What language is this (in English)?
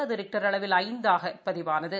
Tamil